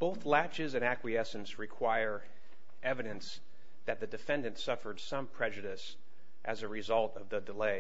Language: English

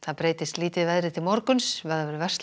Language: Icelandic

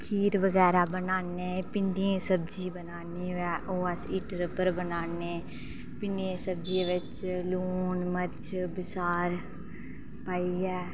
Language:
Dogri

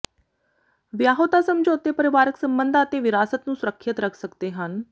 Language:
Punjabi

